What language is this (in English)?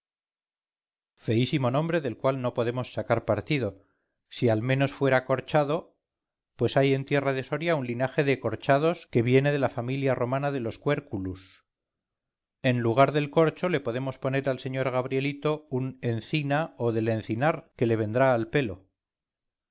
Spanish